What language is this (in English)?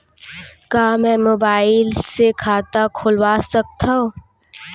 Chhattisgarhi